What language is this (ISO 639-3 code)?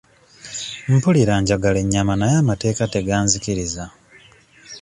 lug